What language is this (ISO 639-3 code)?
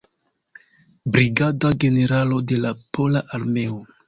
epo